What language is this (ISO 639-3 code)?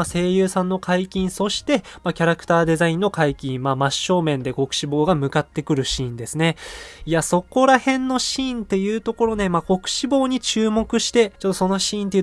jpn